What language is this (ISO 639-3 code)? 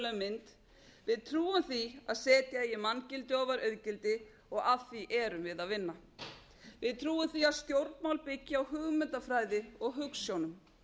isl